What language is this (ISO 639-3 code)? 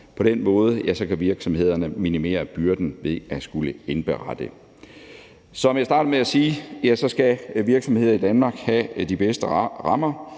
dan